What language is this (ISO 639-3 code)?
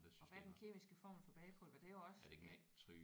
dan